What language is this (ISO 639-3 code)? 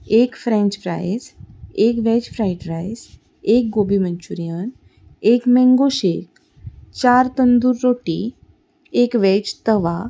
kok